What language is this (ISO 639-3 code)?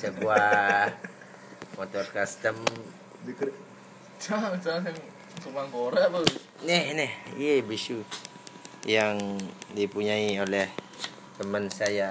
ind